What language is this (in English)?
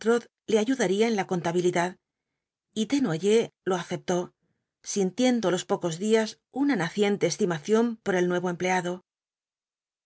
Spanish